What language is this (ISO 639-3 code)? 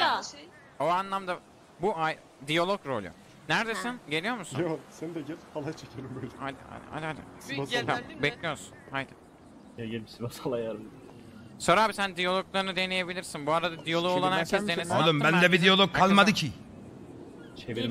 tur